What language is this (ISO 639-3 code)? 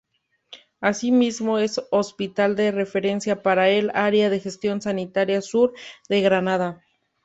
spa